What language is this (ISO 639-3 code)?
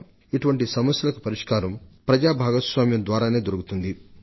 tel